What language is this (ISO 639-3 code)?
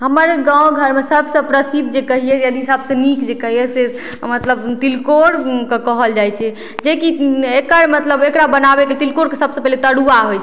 mai